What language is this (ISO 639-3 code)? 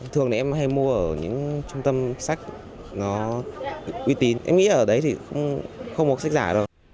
vie